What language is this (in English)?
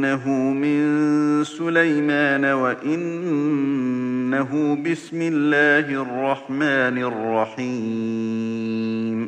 Arabic